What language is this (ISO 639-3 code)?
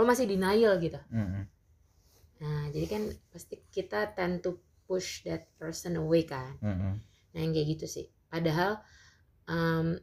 ind